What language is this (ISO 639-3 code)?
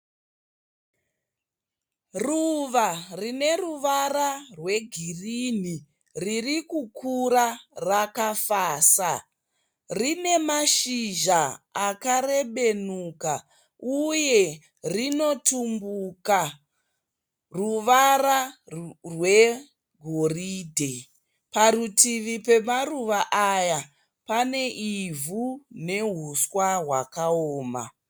sna